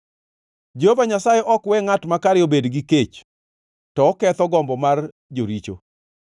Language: Luo (Kenya and Tanzania)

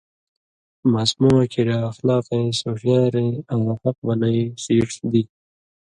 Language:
Indus Kohistani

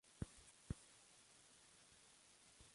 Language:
Spanish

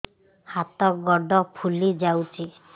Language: Odia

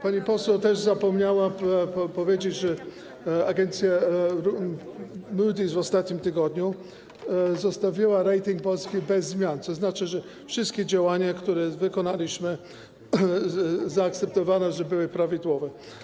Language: Polish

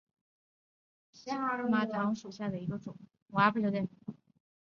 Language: Chinese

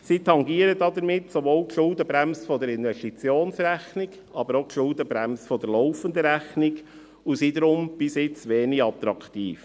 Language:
Swiss German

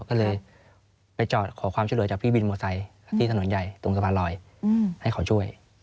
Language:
Thai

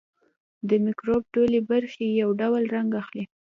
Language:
Pashto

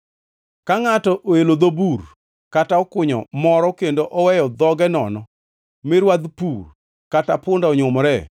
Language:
Luo (Kenya and Tanzania)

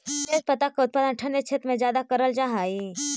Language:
Magahi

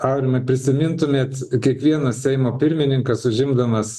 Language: Lithuanian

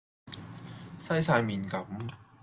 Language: Cantonese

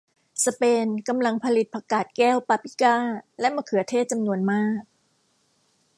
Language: Thai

